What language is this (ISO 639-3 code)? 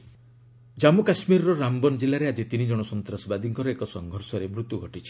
ori